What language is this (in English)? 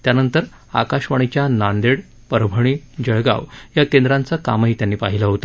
Marathi